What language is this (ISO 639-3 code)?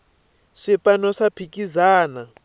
tso